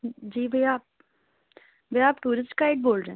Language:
Urdu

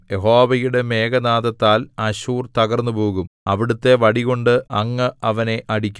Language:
Malayalam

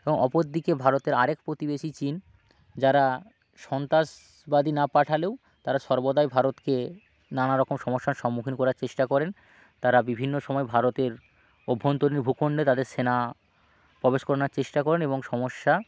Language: Bangla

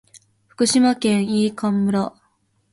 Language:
Japanese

